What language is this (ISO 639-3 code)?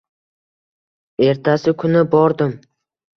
uzb